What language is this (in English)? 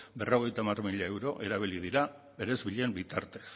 Basque